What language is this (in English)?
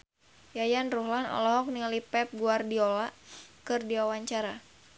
Sundanese